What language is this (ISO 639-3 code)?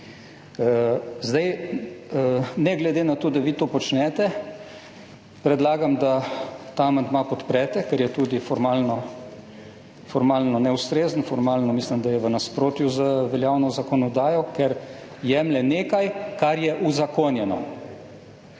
slv